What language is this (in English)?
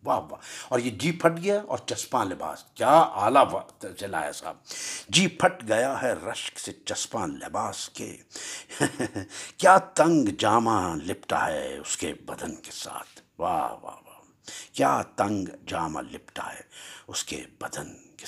Urdu